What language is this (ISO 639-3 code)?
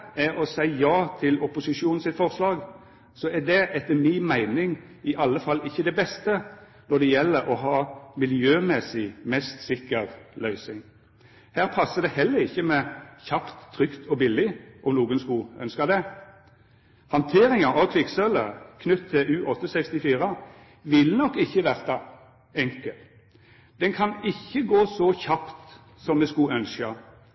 nno